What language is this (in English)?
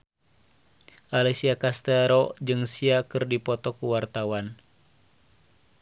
Sundanese